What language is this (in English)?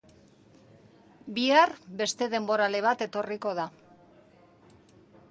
Basque